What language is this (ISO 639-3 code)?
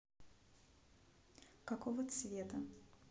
rus